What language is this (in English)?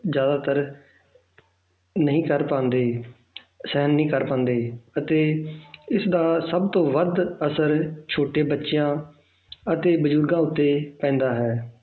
Punjabi